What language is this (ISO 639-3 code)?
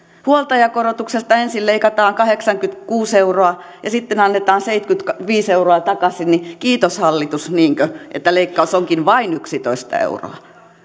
fin